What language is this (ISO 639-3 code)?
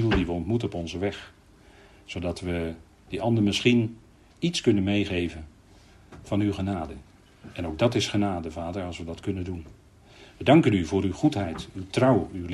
nld